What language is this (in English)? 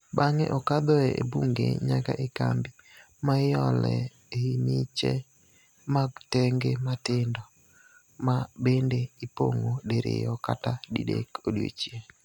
Luo (Kenya and Tanzania)